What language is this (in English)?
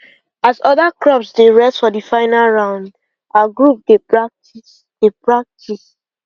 Nigerian Pidgin